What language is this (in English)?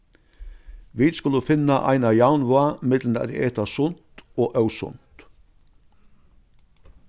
Faroese